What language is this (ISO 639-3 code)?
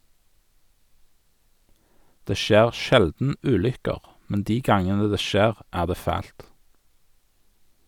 nor